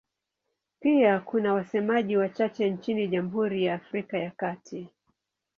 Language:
Swahili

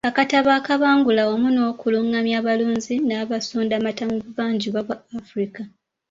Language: Ganda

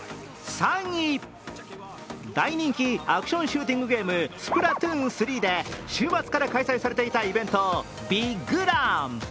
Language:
Japanese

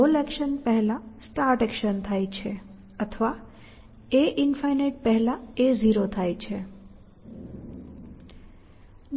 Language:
Gujarati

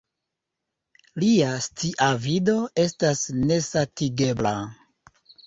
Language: Esperanto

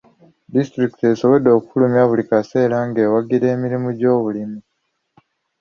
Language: Ganda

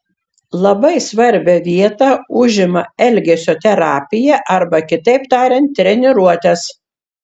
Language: Lithuanian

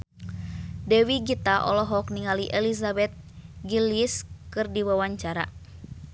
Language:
Sundanese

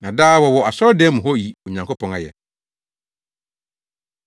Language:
Akan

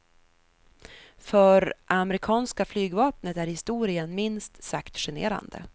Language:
Swedish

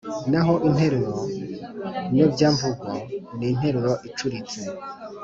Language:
Kinyarwanda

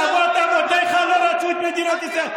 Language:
Hebrew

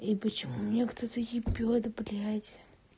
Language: Russian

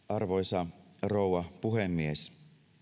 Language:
Finnish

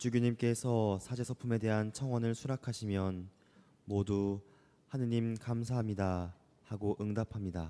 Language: Korean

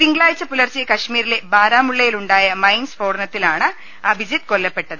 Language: Malayalam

